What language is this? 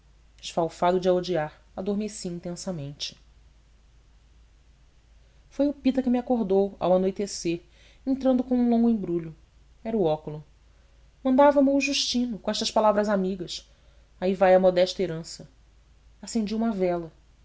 Portuguese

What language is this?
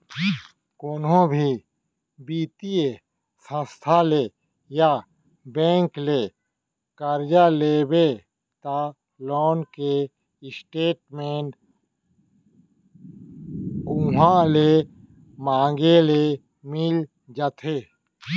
Chhattisgarhi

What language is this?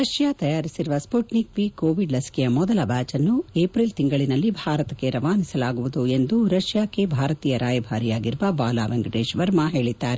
Kannada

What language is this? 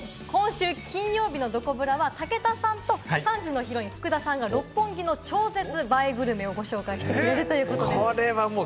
Japanese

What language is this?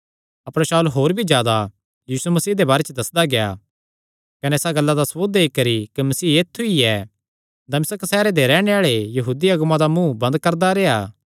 Kangri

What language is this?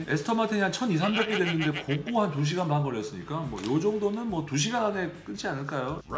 Korean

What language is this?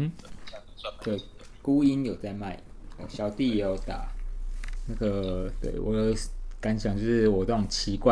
Chinese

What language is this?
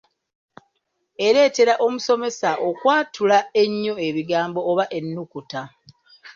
Ganda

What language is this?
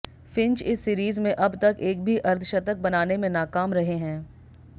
Hindi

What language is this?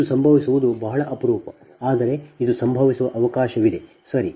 Kannada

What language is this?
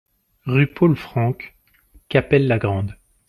French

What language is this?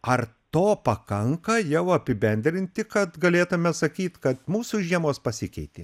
Lithuanian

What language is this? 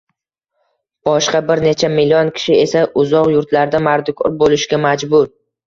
Uzbek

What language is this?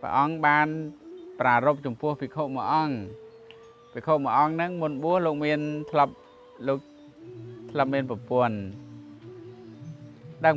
Vietnamese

